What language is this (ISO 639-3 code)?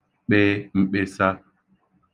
ibo